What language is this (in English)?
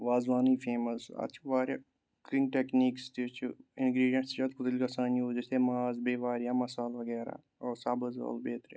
Kashmiri